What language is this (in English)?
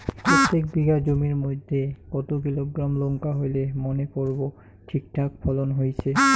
Bangla